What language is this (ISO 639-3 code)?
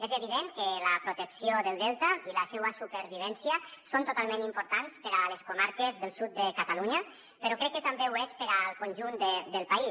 cat